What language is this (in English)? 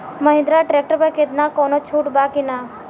Bhojpuri